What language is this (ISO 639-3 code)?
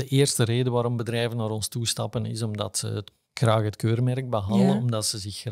nld